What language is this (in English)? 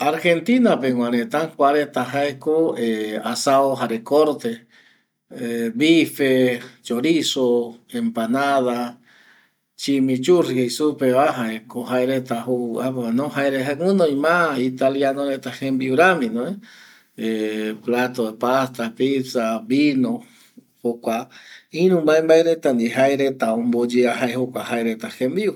Eastern Bolivian Guaraní